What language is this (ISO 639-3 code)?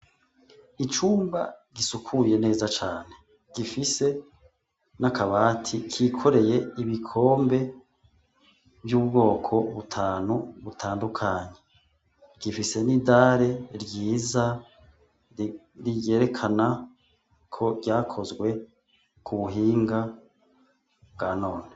run